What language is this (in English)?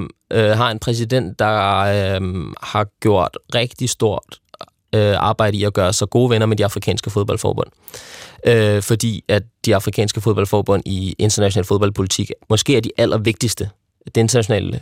Danish